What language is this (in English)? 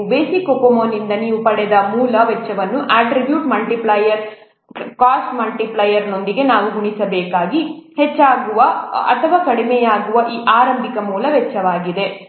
Kannada